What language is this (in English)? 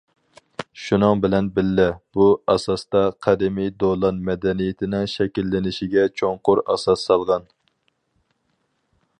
Uyghur